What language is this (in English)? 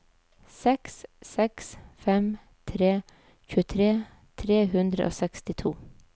Norwegian